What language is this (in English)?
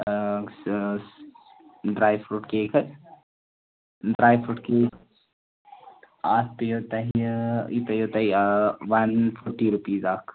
Kashmiri